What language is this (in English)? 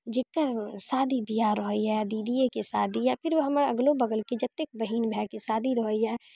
Maithili